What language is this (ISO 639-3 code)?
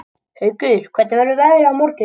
isl